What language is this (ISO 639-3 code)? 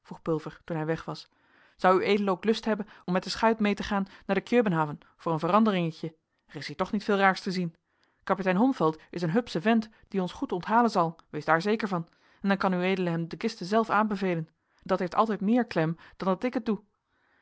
nld